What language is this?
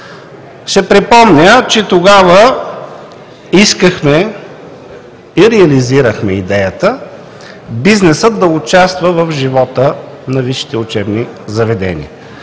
Bulgarian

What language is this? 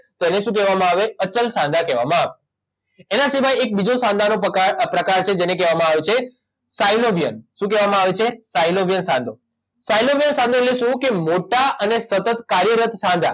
Gujarati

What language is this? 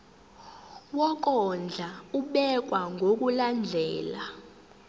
Zulu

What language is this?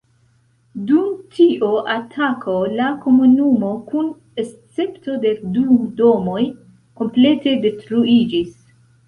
Esperanto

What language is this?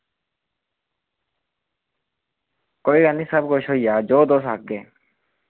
Dogri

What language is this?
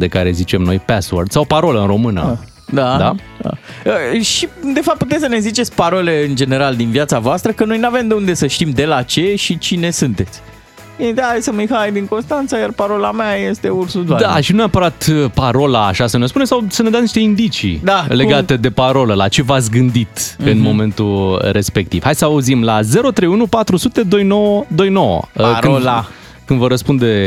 Romanian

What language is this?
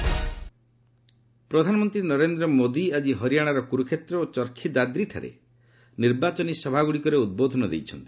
Odia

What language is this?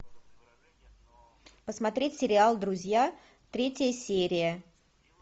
Russian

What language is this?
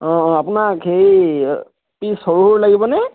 Assamese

